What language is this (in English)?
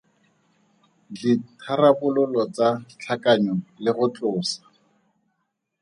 Tswana